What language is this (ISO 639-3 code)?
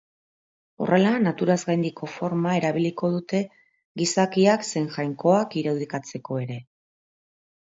eus